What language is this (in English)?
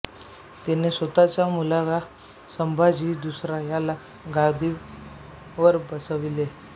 Marathi